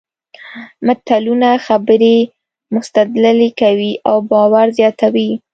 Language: Pashto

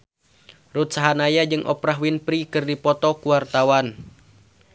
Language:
Sundanese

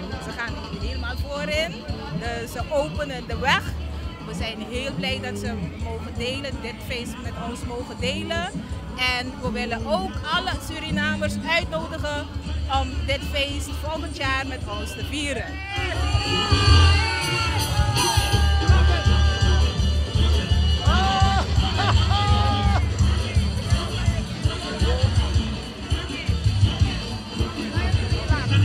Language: Dutch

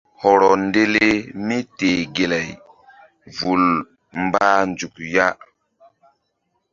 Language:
Mbum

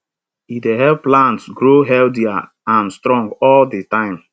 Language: Nigerian Pidgin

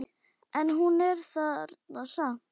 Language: Icelandic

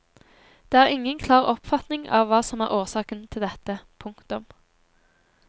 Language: Norwegian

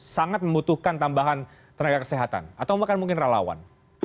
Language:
Indonesian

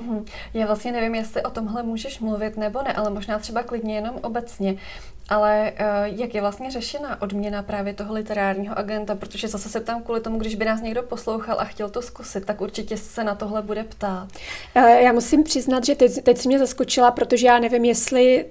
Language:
Czech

